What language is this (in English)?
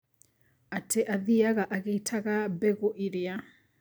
Kikuyu